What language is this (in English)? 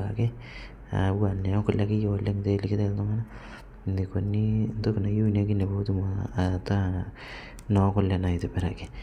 Masai